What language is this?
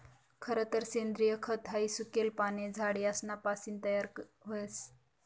Marathi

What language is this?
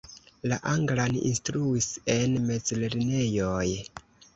Esperanto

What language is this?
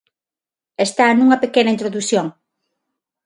Galician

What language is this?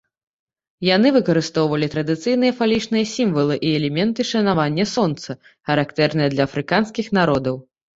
Belarusian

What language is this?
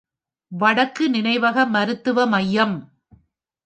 Tamil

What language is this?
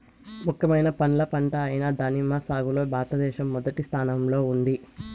Telugu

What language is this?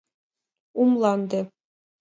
Mari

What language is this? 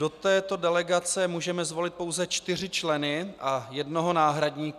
Czech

